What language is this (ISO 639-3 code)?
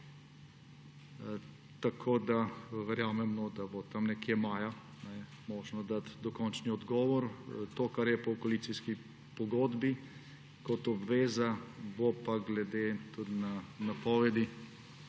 slv